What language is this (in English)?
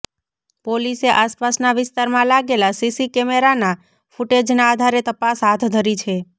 Gujarati